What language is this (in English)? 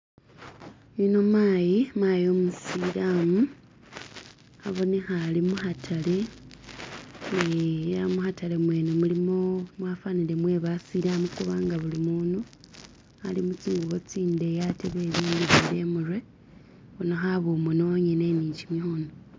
Masaaba